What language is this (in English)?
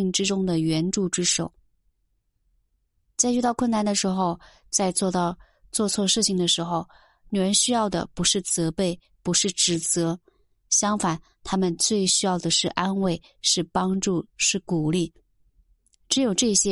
Chinese